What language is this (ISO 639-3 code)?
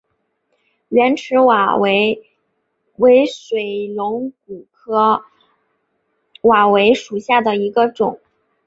zho